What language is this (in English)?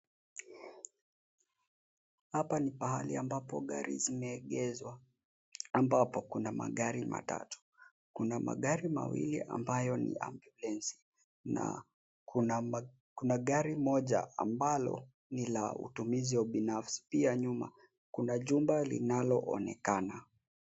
Swahili